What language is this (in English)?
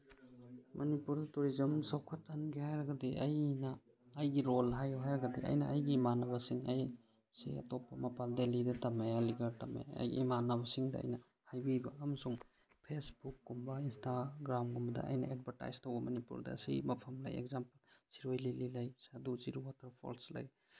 Manipuri